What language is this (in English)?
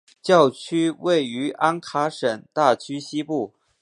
Chinese